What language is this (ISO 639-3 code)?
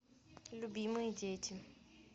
rus